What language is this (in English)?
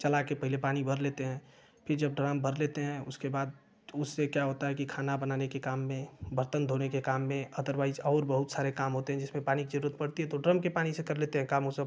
Hindi